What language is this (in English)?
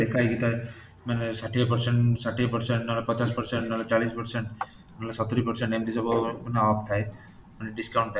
Odia